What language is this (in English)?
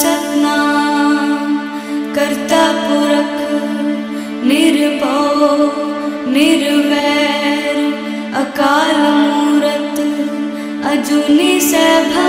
Hindi